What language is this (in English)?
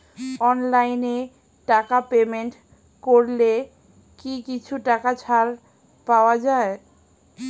Bangla